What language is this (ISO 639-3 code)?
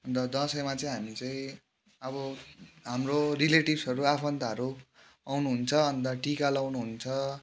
nep